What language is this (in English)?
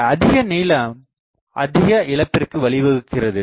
Tamil